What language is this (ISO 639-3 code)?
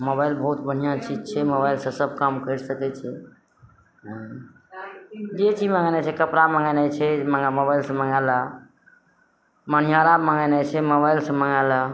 mai